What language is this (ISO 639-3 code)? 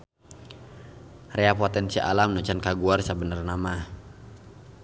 sun